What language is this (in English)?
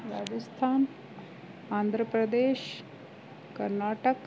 Sindhi